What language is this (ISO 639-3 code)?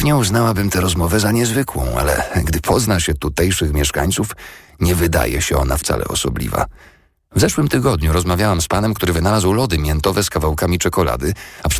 pol